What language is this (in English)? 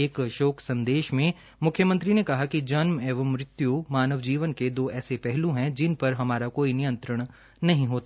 Hindi